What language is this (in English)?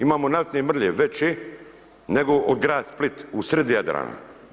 Croatian